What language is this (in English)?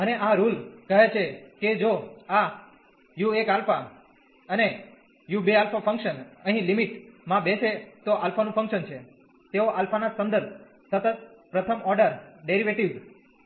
Gujarati